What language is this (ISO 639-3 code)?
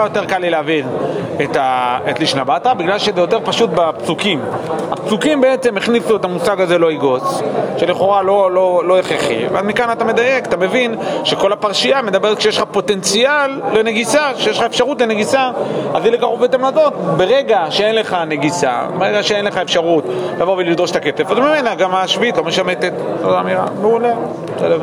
heb